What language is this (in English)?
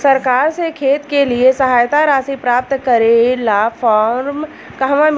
Bhojpuri